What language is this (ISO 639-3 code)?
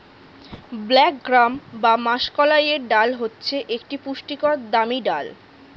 ben